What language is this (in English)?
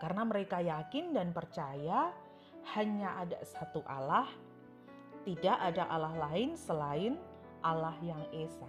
Indonesian